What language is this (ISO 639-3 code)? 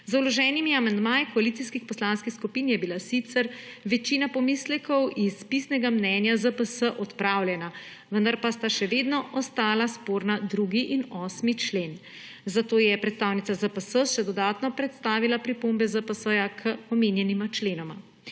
slv